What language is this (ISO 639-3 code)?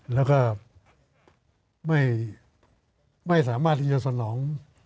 tha